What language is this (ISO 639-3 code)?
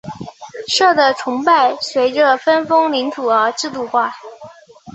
zho